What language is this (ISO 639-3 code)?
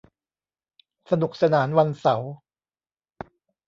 tha